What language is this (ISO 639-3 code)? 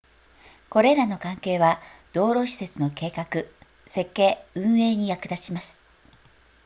jpn